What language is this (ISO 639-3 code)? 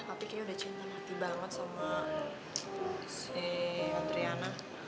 ind